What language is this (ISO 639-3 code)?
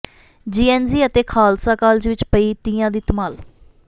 pan